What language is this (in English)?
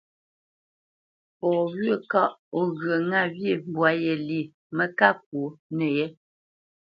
Bamenyam